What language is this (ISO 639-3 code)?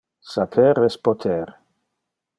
ina